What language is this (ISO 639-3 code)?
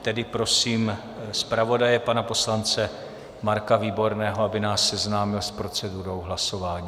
ces